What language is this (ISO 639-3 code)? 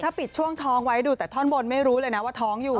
tha